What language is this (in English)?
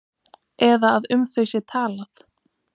Icelandic